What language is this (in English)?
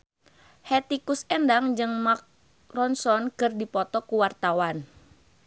Sundanese